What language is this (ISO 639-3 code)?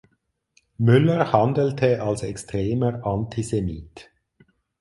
deu